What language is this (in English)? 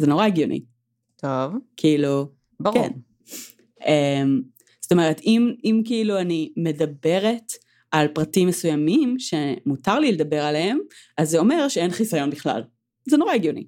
Hebrew